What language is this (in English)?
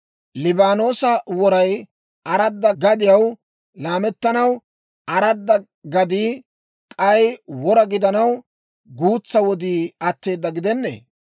Dawro